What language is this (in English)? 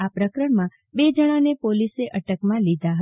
Gujarati